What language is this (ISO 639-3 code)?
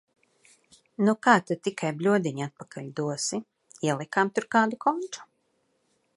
lav